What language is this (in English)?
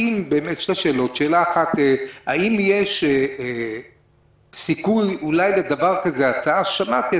Hebrew